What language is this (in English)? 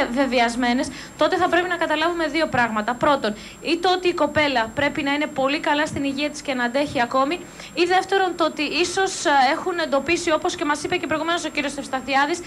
Greek